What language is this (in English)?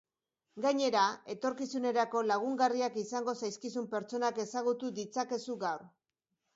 Basque